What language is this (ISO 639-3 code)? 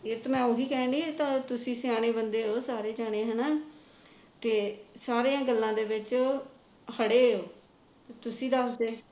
pan